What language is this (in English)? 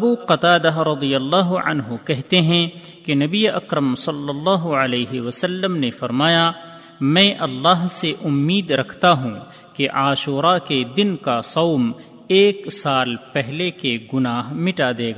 Urdu